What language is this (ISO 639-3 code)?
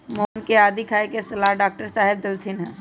mag